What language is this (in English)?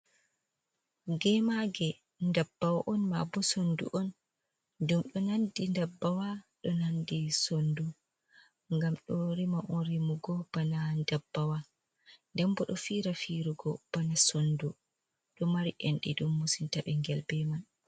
Fula